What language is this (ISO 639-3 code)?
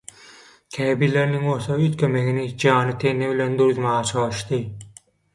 tuk